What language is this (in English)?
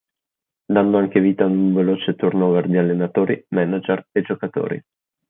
Italian